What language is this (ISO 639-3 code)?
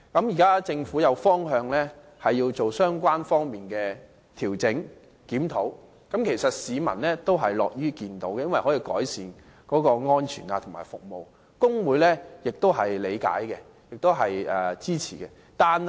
yue